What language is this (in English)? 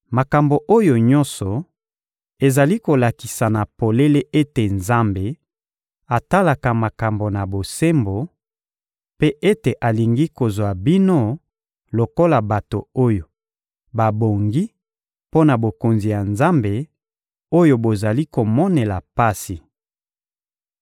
Lingala